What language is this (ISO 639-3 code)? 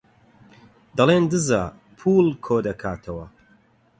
ckb